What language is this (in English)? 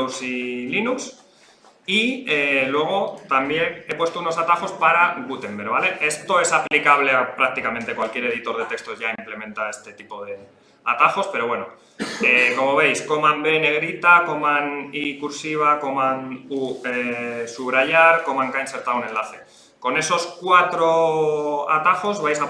Spanish